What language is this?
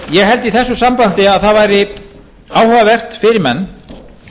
Icelandic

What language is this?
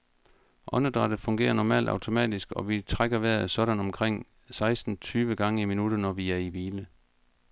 Danish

